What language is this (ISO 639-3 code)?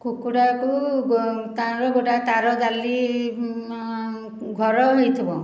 ori